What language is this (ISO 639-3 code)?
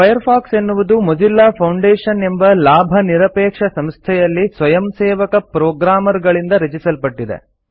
kan